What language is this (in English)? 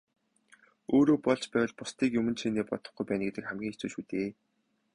Mongolian